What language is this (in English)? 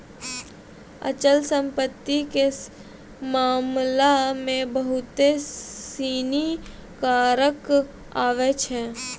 Maithili